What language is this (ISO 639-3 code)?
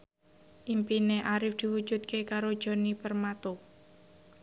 jav